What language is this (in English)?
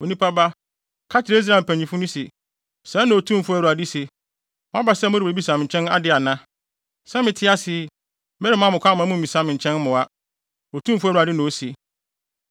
Akan